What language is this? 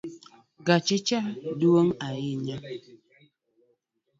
Luo (Kenya and Tanzania)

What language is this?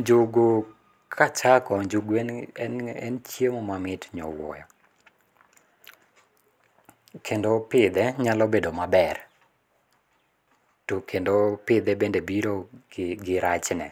Luo (Kenya and Tanzania)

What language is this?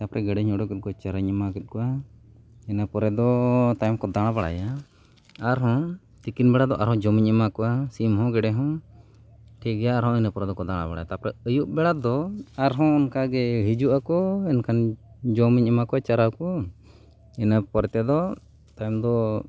Santali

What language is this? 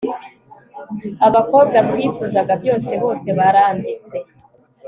Kinyarwanda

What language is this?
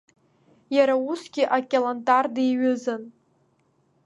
Abkhazian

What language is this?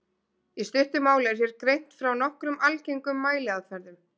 Icelandic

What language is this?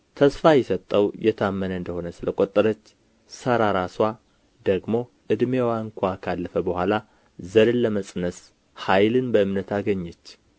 Amharic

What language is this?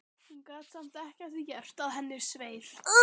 Icelandic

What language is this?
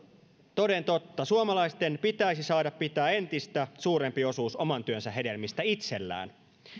Finnish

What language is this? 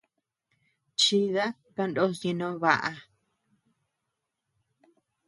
Tepeuxila Cuicatec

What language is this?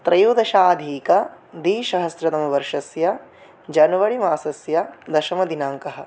Sanskrit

